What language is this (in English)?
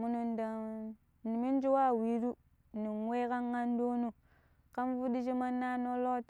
Pero